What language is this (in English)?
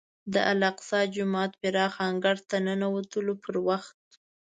Pashto